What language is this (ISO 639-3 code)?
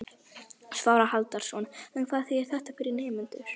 isl